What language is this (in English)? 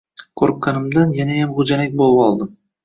Uzbek